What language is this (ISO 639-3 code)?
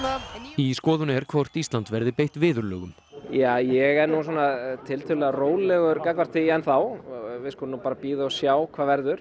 isl